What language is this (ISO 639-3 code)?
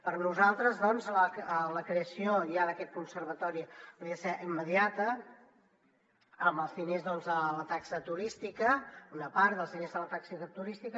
cat